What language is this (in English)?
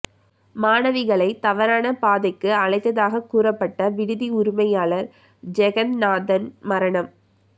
Tamil